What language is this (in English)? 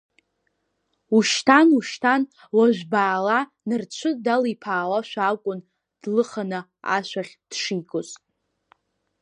Abkhazian